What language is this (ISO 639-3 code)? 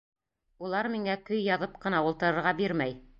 bak